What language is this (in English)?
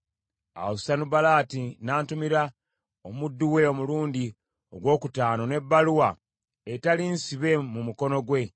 Ganda